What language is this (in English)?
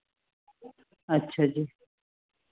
Punjabi